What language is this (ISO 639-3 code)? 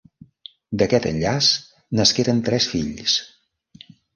cat